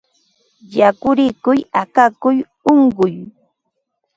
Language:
Ambo-Pasco Quechua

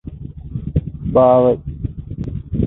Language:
Divehi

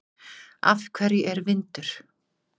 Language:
Icelandic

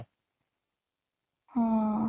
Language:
Odia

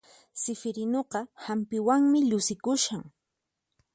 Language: Puno Quechua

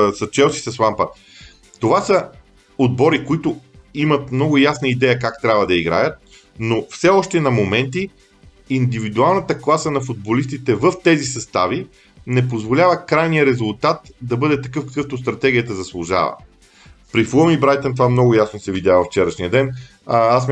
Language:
Bulgarian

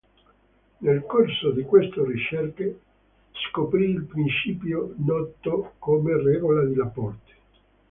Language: Italian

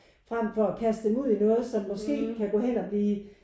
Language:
Danish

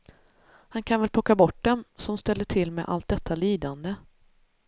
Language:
Swedish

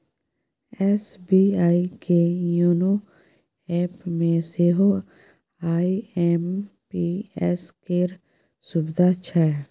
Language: Maithili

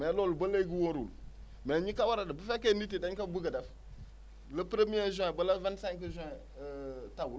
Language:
Wolof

